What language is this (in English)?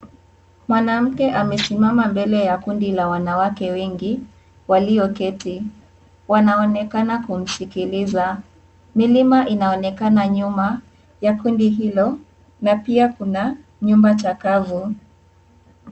Swahili